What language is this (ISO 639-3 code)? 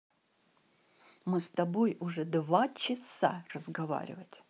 rus